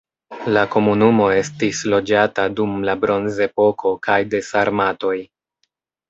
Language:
Esperanto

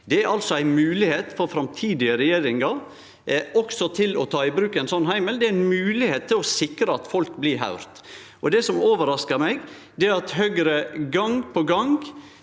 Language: Norwegian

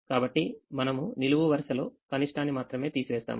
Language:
Telugu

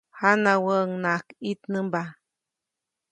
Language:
Copainalá Zoque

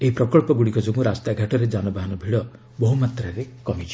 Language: Odia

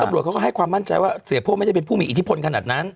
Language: Thai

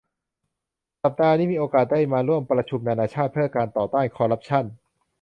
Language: Thai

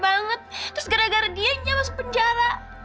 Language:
Indonesian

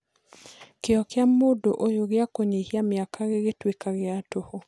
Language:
Kikuyu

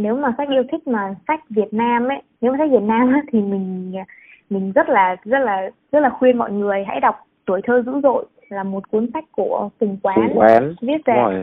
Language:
Vietnamese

